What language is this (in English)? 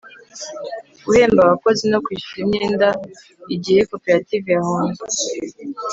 Kinyarwanda